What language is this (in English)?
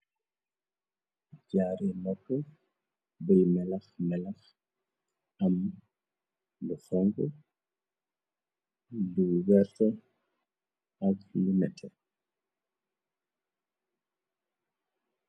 Wolof